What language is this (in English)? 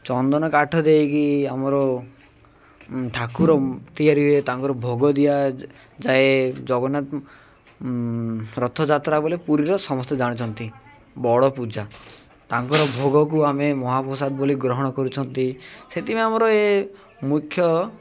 Odia